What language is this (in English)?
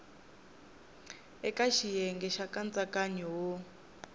Tsonga